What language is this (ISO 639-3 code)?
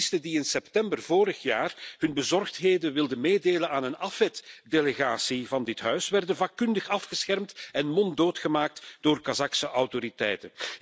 nld